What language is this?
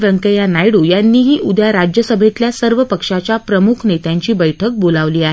Marathi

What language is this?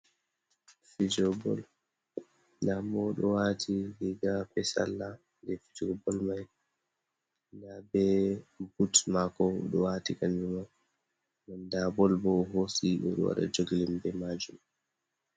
Fula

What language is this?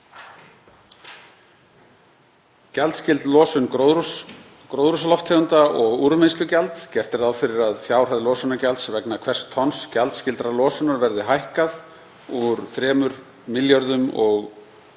Icelandic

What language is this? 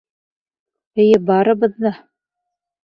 Bashkir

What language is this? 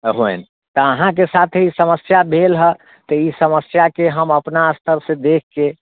Maithili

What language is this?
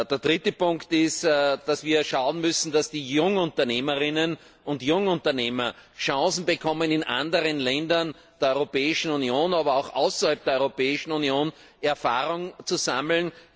German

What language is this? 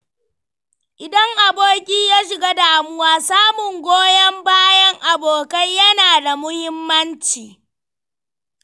Hausa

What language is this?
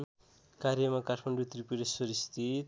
Nepali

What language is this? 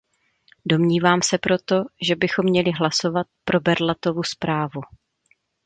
Czech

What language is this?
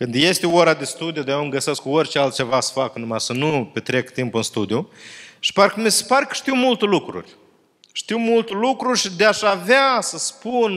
Romanian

